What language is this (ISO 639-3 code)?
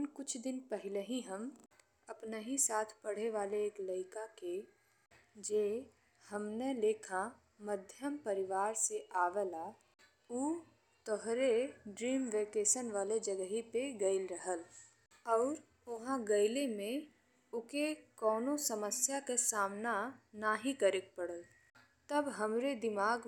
bho